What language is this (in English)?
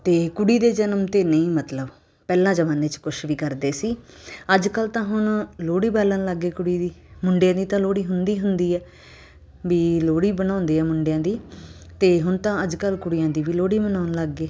Punjabi